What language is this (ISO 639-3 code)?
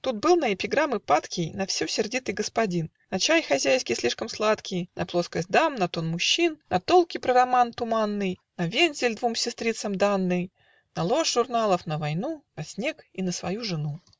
rus